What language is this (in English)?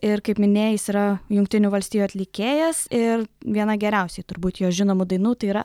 Lithuanian